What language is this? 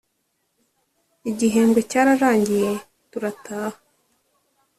Kinyarwanda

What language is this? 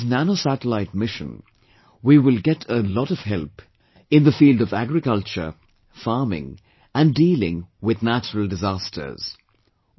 English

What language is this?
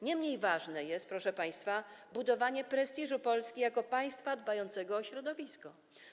Polish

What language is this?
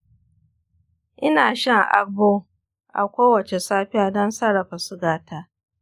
Hausa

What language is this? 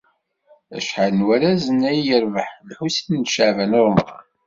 Kabyle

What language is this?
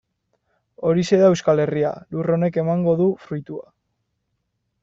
Basque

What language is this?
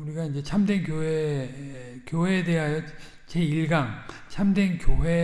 Korean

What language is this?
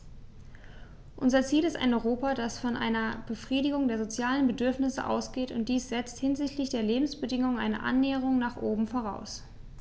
German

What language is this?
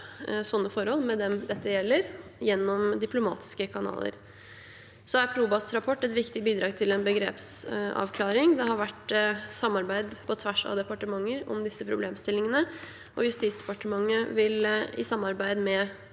Norwegian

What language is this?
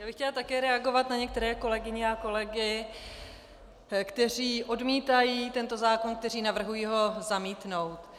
Czech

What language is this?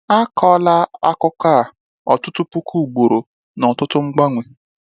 Igbo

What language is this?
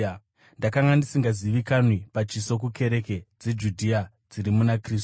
Shona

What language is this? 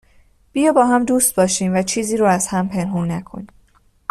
Persian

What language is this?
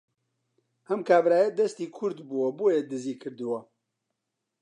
Central Kurdish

